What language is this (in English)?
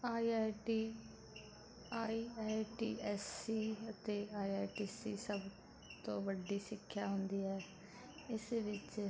Punjabi